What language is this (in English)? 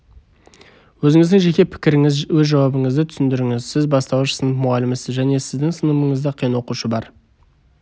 Kazakh